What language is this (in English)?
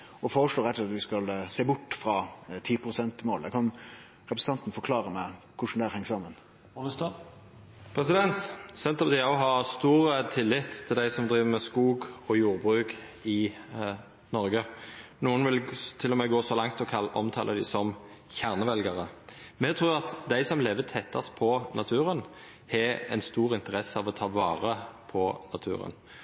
Norwegian Nynorsk